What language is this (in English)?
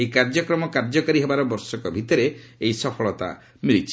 Odia